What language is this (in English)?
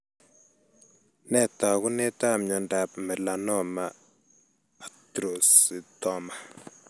Kalenjin